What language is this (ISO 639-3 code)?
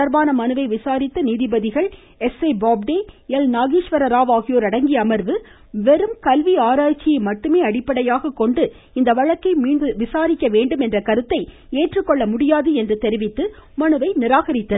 tam